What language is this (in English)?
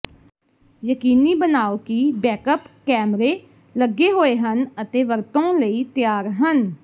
Punjabi